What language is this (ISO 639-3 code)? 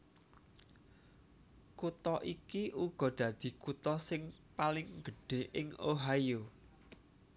jav